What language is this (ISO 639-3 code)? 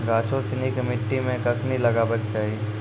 mai